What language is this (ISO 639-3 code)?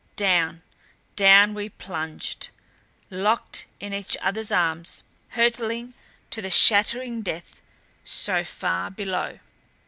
eng